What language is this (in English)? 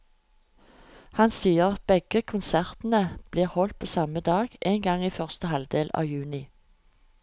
Norwegian